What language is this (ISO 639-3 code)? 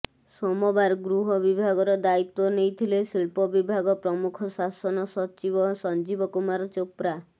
ori